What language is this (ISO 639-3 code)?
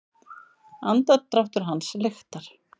isl